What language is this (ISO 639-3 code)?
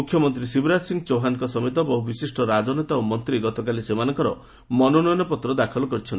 ori